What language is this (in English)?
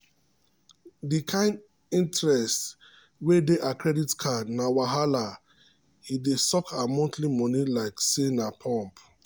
Nigerian Pidgin